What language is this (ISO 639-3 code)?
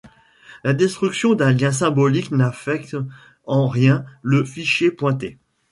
fra